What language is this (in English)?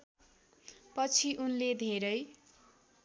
Nepali